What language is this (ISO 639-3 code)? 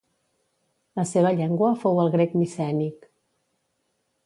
cat